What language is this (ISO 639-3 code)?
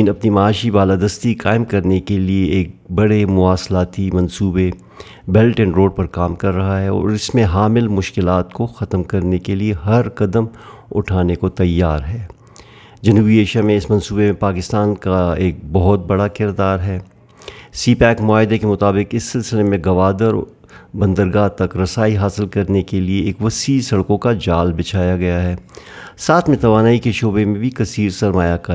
urd